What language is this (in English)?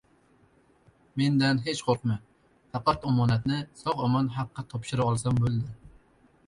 Uzbek